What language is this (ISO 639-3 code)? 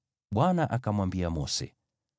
swa